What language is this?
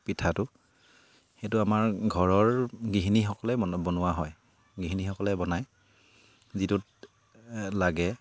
Assamese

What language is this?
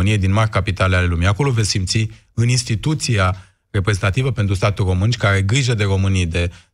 Romanian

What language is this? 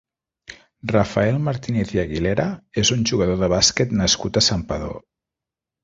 Catalan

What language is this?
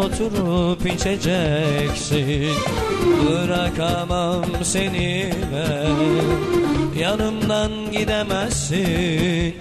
Turkish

